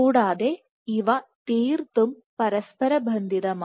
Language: Malayalam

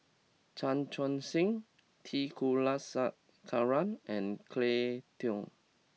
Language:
English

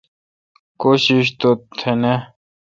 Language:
Kalkoti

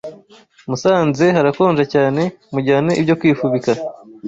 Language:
Kinyarwanda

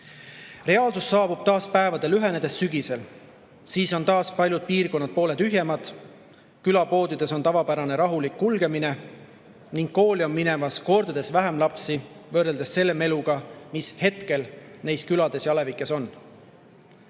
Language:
Estonian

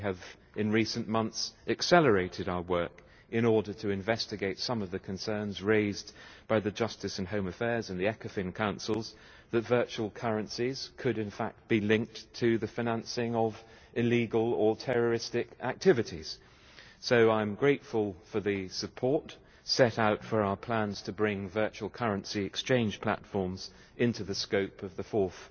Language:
English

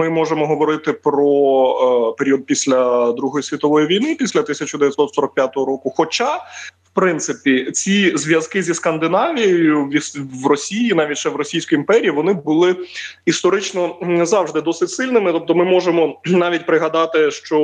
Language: Ukrainian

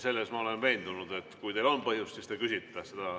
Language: Estonian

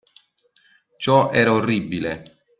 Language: Italian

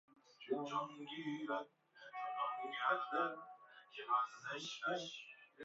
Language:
Persian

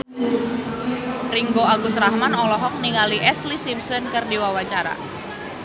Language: Sundanese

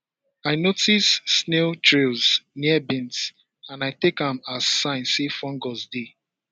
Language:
Nigerian Pidgin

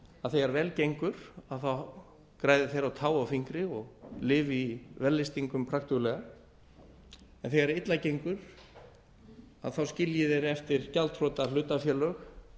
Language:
Icelandic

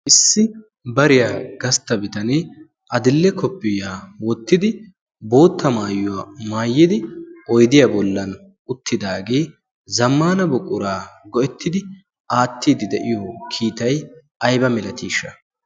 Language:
Wolaytta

